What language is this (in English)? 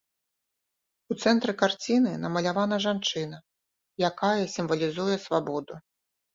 Belarusian